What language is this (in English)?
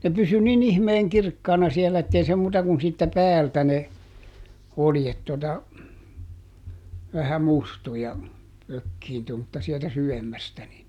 Finnish